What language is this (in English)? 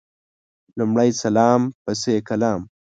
Pashto